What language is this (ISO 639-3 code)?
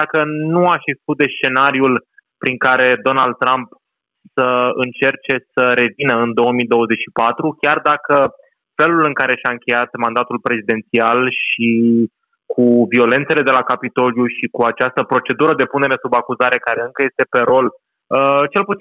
ron